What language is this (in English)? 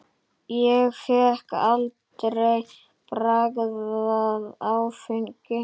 Icelandic